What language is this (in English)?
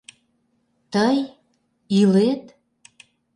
Mari